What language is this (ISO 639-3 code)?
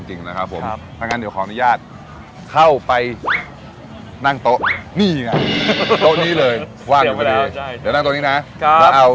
tha